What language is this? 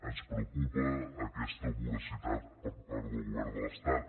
Catalan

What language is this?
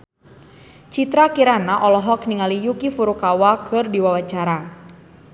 Sundanese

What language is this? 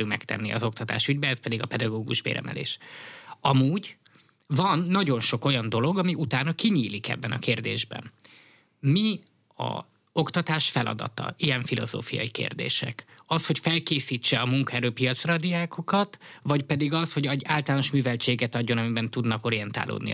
Hungarian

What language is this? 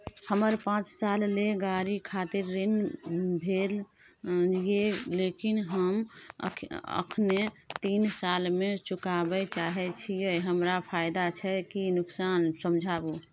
Maithili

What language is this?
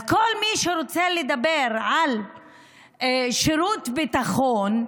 Hebrew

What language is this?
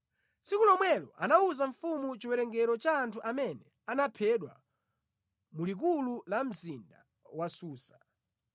Nyanja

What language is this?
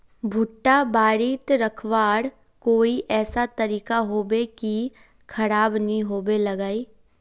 Magahi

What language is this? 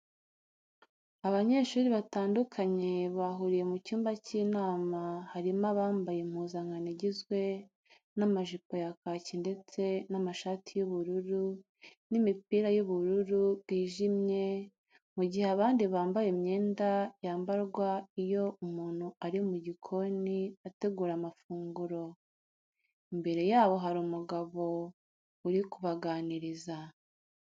Kinyarwanda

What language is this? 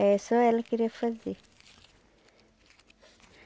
Portuguese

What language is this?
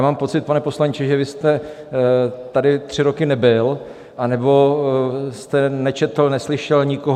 Czech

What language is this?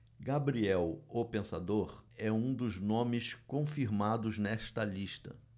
Portuguese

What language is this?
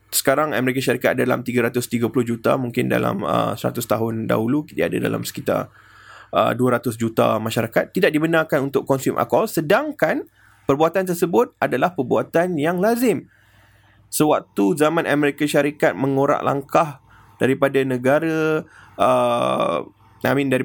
Malay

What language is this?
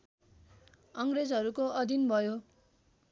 Nepali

